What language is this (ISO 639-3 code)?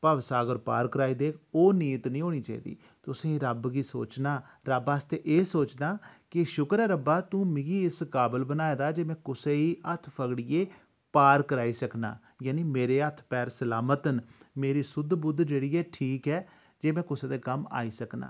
doi